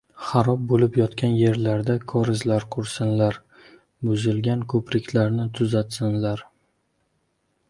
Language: Uzbek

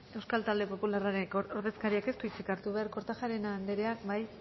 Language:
Basque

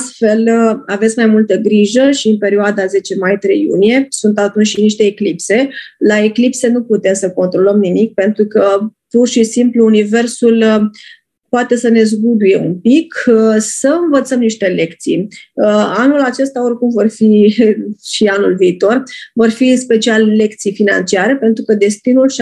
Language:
Romanian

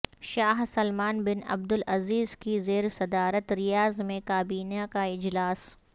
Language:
Urdu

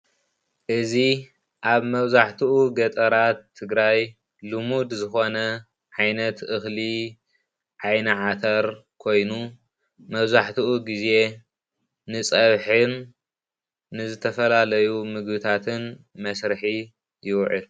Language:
Tigrinya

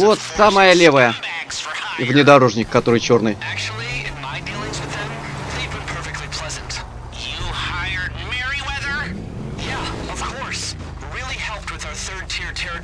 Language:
Russian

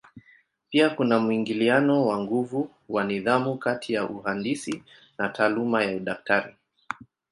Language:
Swahili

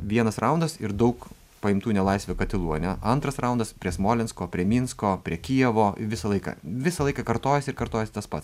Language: Lithuanian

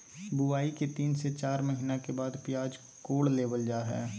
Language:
Magahi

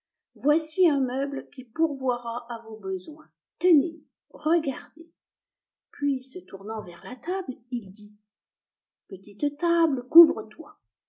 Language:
French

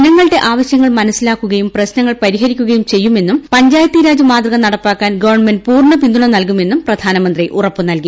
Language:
Malayalam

